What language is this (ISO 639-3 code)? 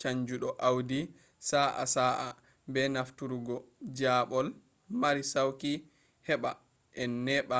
ful